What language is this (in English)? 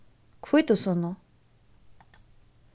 Faroese